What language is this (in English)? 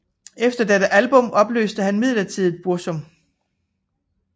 Danish